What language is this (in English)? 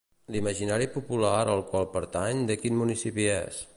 Catalan